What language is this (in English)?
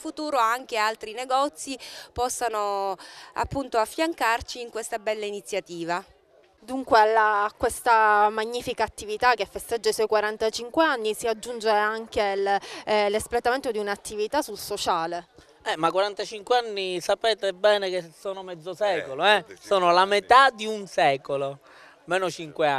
Italian